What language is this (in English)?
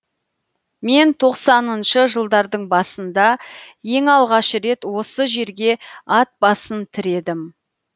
Kazakh